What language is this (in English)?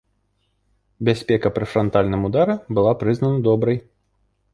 Belarusian